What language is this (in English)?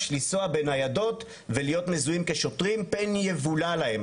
Hebrew